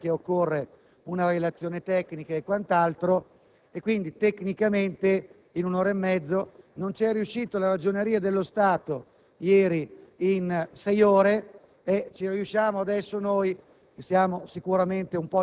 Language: Italian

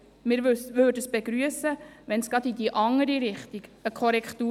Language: Swiss German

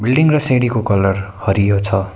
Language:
Nepali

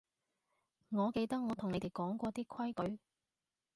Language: Cantonese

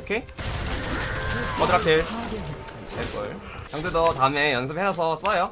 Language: Korean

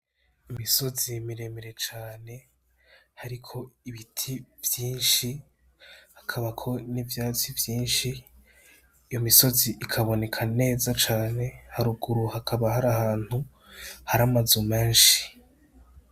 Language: Rundi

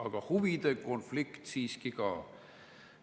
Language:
Estonian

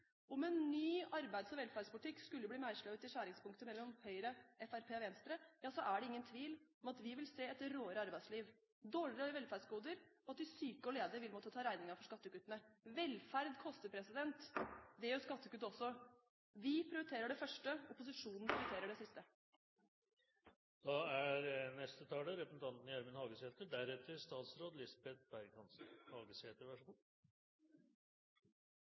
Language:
Norwegian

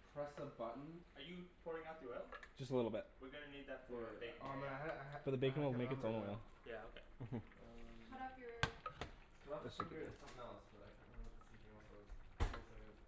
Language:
English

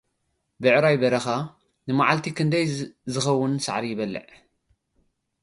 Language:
Tigrinya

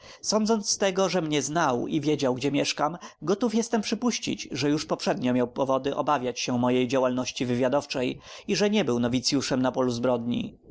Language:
Polish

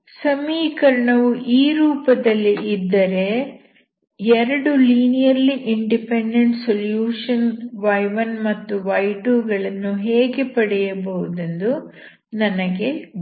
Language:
Kannada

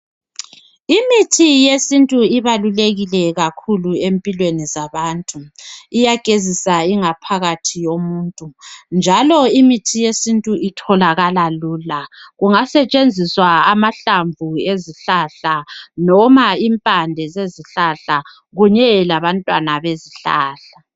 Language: North Ndebele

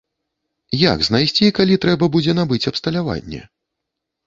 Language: Belarusian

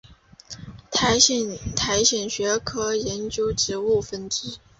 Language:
Chinese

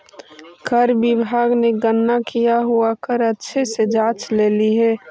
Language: Magahi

